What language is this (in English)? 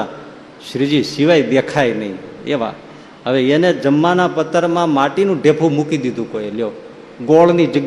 Gujarati